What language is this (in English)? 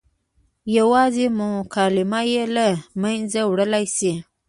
Pashto